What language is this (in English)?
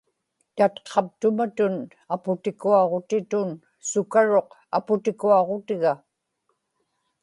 Inupiaq